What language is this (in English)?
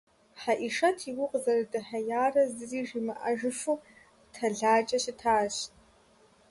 Kabardian